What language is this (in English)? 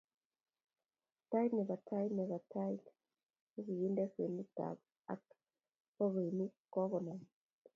Kalenjin